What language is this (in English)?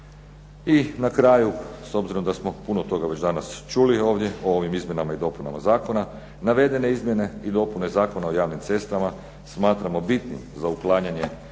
Croatian